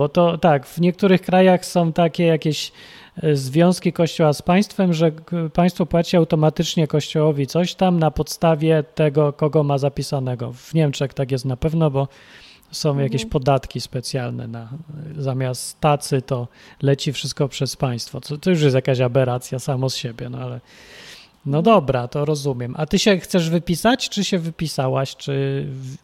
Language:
Polish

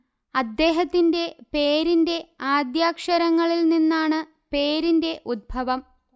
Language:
Malayalam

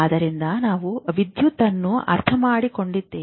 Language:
Kannada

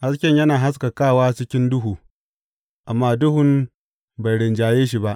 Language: Hausa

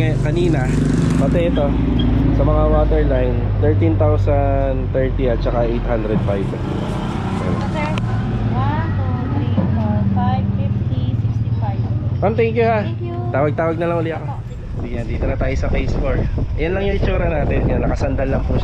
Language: Filipino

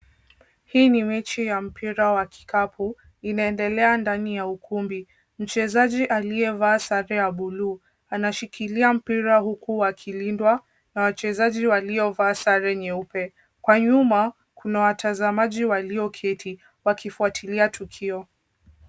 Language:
Swahili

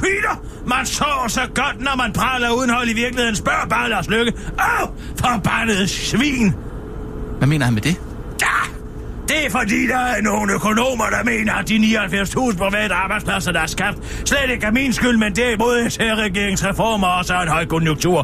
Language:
Danish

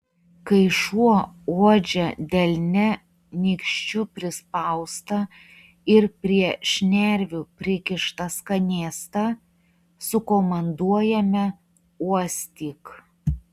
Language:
Lithuanian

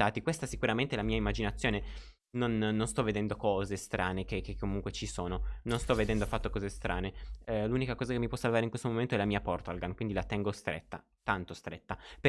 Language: Italian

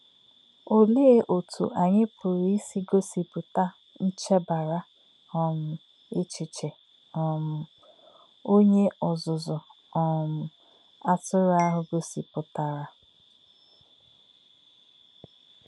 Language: Igbo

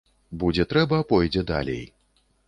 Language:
Belarusian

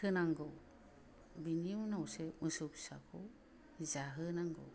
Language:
Bodo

